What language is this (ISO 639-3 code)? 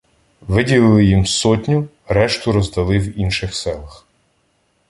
ukr